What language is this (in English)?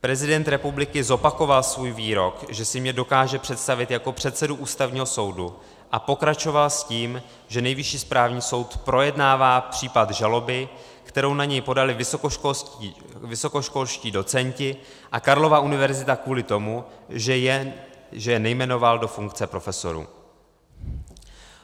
Czech